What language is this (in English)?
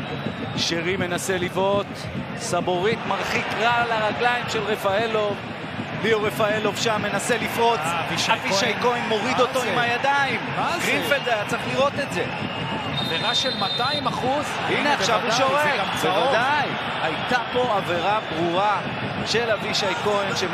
Hebrew